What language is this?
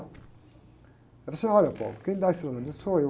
Portuguese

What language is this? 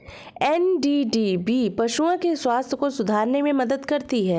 Hindi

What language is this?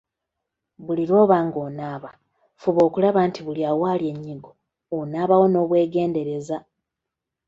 Ganda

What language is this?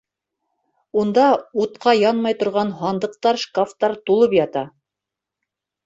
Bashkir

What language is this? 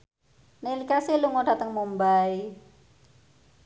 Javanese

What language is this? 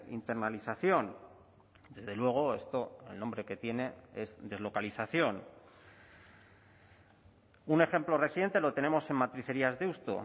Spanish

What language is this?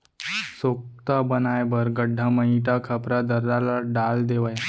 Chhattisgarhi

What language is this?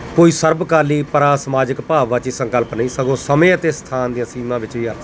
Punjabi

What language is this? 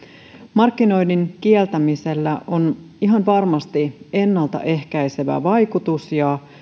Finnish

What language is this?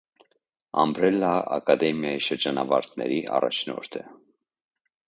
Armenian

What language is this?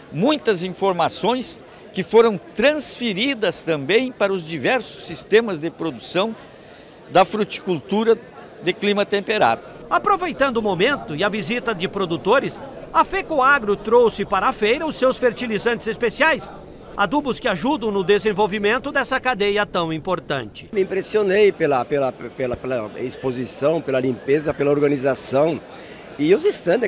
Portuguese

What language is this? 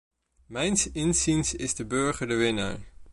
Dutch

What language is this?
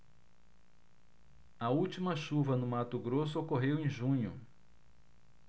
Portuguese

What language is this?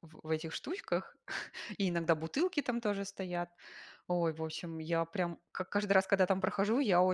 Russian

